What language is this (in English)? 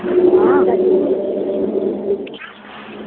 Dogri